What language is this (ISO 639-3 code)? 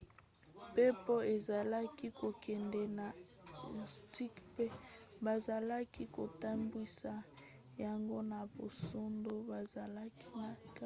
lin